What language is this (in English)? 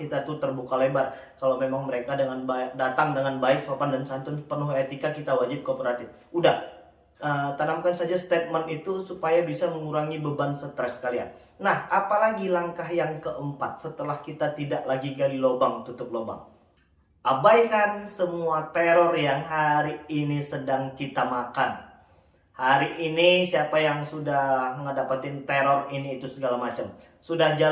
Indonesian